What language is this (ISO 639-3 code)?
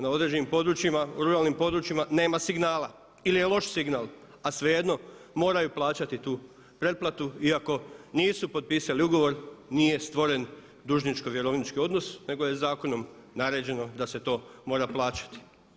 hrv